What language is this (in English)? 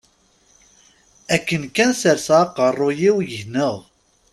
Kabyle